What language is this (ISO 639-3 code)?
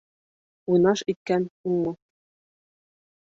bak